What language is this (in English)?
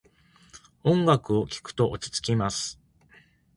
Japanese